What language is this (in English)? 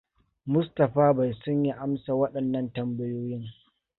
Hausa